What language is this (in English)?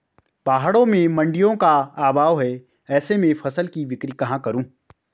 Hindi